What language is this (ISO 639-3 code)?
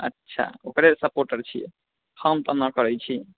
mai